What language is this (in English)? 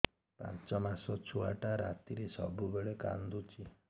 Odia